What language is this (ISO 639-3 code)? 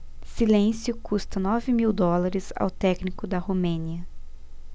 por